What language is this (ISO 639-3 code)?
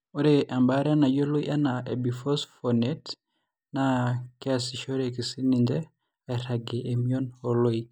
mas